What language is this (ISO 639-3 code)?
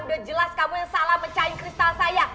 ind